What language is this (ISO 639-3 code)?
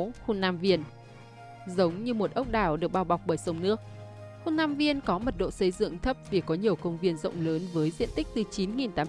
vie